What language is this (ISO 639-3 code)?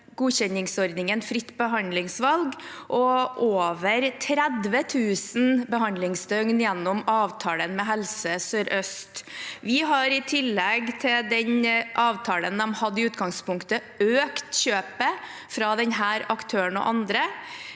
nor